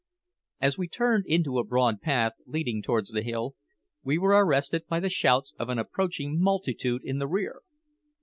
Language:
English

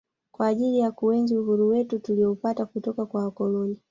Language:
Swahili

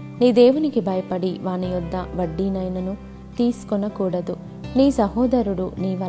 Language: Telugu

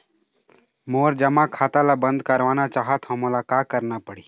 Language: Chhattisgarhi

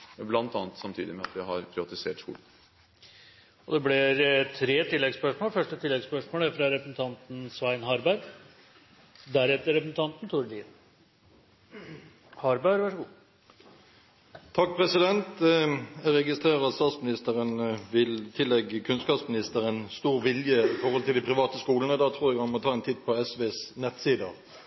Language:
Norwegian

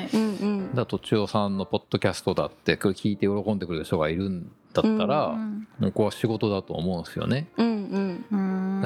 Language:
Japanese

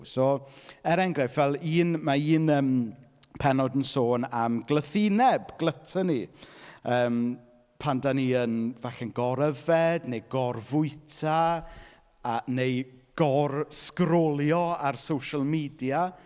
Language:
Welsh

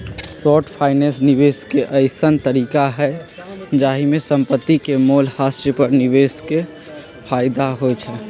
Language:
Magahi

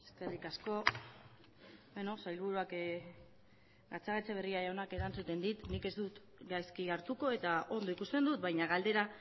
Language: Basque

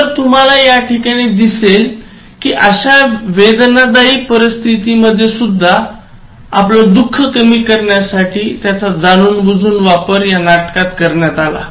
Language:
Marathi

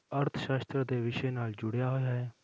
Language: Punjabi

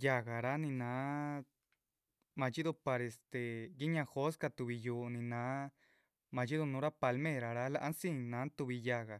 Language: Chichicapan Zapotec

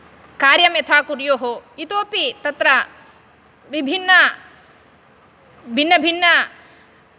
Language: Sanskrit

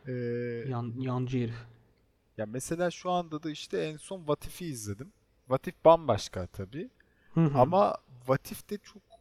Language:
Turkish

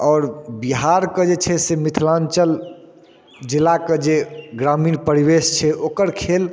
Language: Maithili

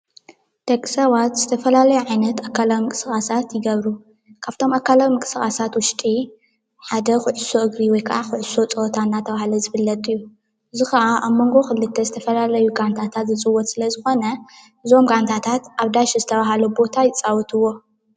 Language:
Tigrinya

